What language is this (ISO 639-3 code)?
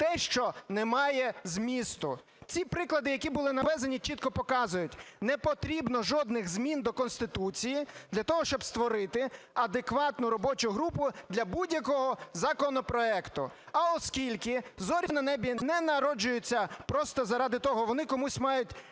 ukr